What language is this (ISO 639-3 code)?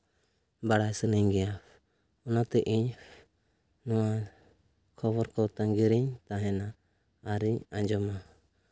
sat